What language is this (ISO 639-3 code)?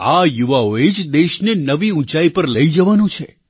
guj